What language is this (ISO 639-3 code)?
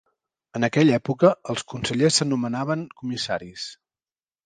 cat